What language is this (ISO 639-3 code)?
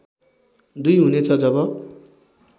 nep